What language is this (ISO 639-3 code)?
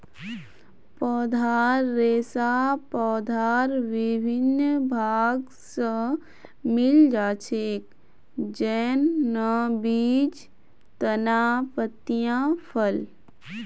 mag